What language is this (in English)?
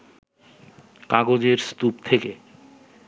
Bangla